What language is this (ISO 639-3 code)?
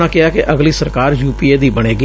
pan